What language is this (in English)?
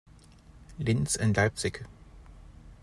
English